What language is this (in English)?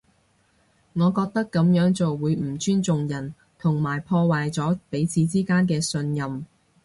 Cantonese